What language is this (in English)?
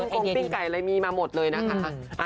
Thai